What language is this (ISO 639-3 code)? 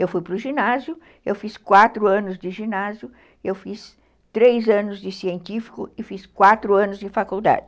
por